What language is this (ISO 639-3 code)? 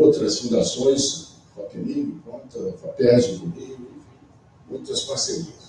por